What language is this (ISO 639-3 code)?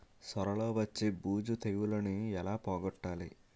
tel